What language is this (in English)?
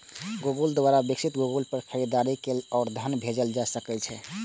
Maithili